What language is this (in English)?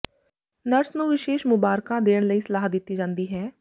Punjabi